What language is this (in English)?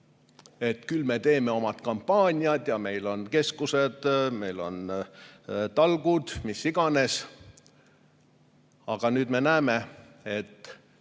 Estonian